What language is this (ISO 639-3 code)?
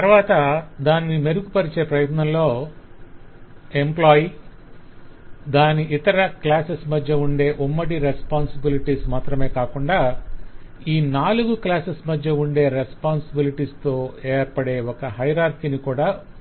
tel